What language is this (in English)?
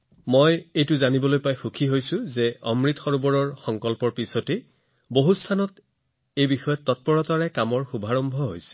Assamese